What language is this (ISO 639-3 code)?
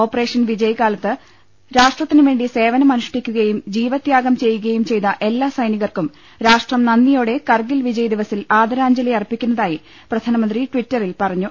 mal